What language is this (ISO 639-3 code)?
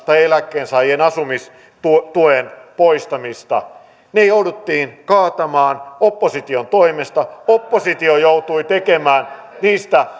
fin